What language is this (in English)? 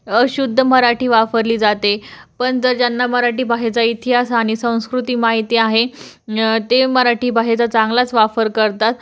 Marathi